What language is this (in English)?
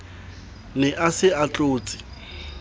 Southern Sotho